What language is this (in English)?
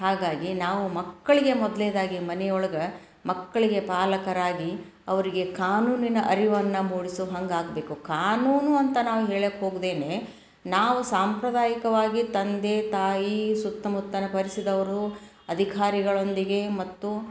Kannada